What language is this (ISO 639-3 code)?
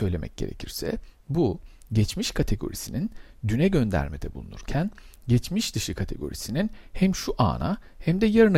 tur